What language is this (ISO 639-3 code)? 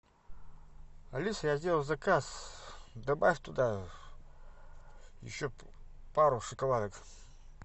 rus